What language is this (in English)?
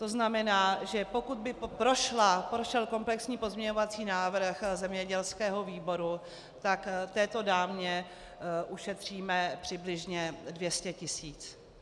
Czech